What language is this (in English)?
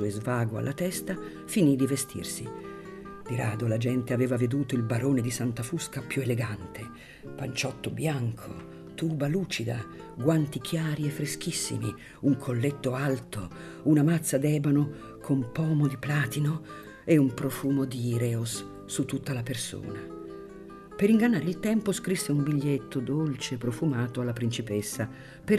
Italian